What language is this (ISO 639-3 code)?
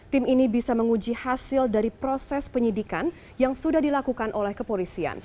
ind